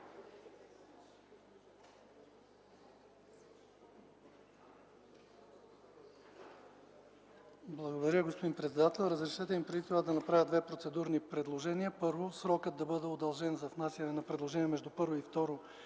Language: Bulgarian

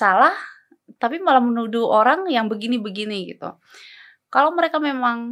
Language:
Indonesian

